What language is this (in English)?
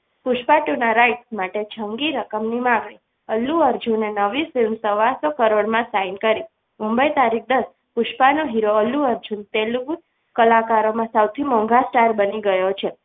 Gujarati